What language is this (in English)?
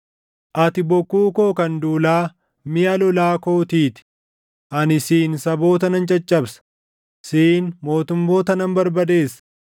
Oromo